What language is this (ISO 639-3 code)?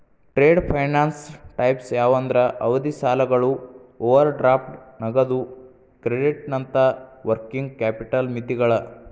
kan